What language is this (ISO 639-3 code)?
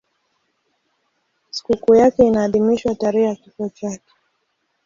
swa